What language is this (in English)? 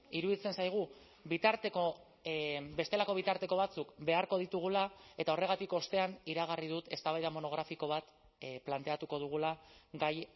Basque